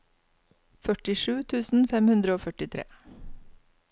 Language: Norwegian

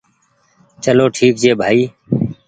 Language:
Goaria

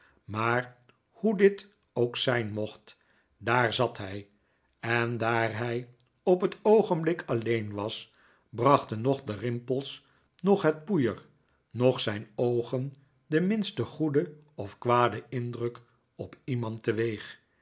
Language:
Dutch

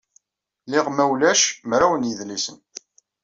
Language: Kabyle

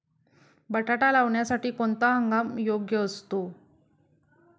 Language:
Marathi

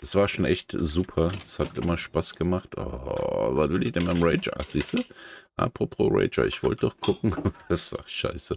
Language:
German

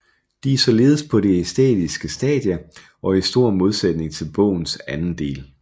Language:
Danish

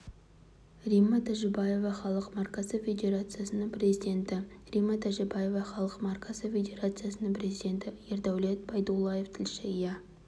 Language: Kazakh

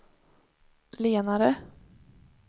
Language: Swedish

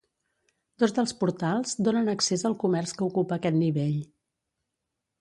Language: Catalan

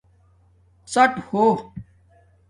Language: Domaaki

